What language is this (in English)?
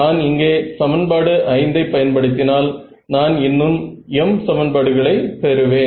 Tamil